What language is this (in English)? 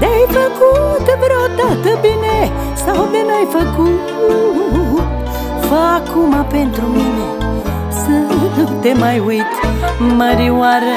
Romanian